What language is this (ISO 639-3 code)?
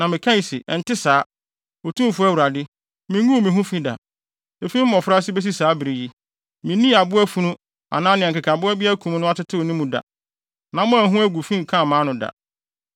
aka